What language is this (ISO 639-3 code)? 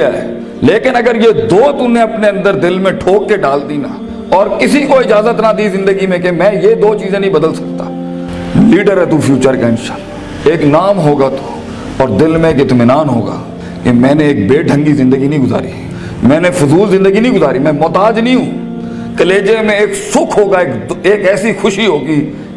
urd